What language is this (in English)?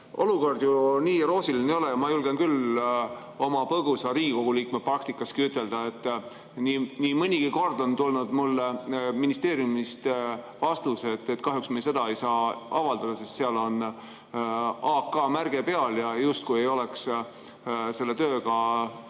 Estonian